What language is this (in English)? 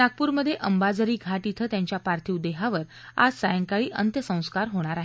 Marathi